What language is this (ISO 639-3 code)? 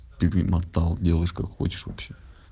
rus